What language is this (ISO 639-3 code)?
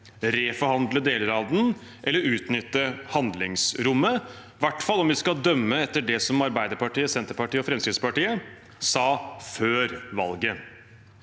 nor